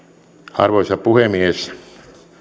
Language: Finnish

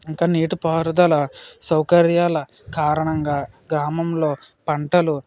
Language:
Telugu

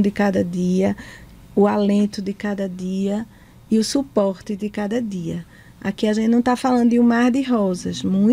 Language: Portuguese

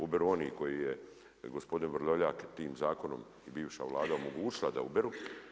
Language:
Croatian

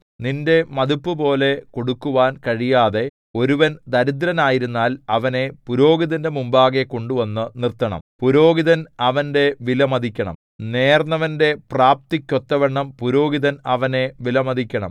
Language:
Malayalam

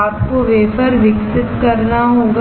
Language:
Hindi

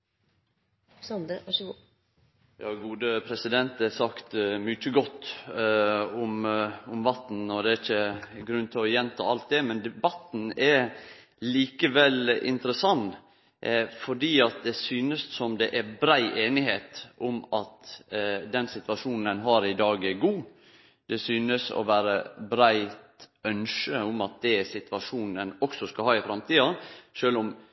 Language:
Norwegian Nynorsk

